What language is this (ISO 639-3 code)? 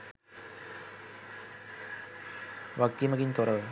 sin